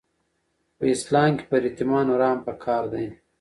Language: Pashto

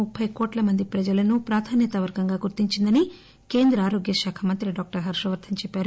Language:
Telugu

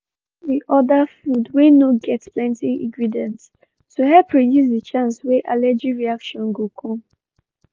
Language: Nigerian Pidgin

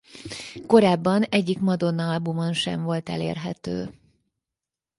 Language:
Hungarian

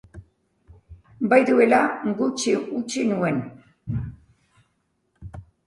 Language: Basque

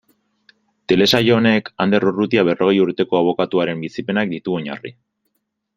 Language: Basque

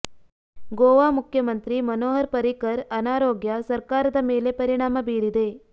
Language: Kannada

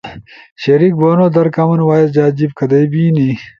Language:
Ushojo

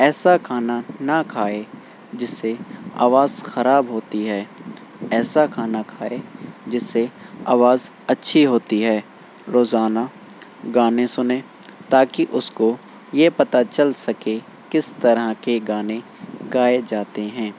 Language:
Urdu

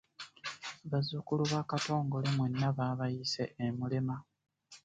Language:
Ganda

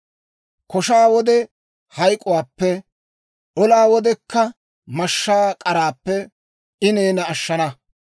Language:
Dawro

